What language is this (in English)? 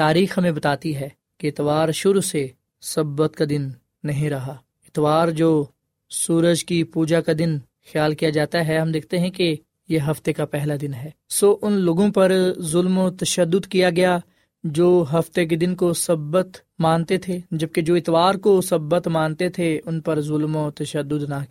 Urdu